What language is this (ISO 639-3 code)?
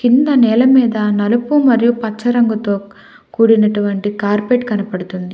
tel